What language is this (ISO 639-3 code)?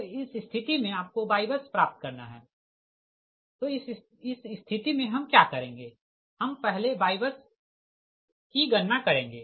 hin